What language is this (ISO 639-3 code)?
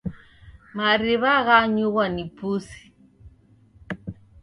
dav